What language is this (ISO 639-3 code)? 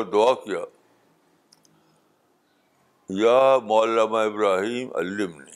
urd